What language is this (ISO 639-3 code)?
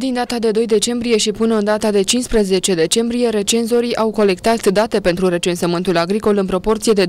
ron